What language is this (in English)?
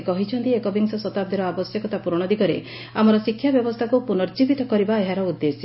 Odia